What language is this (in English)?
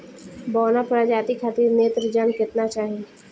Bhojpuri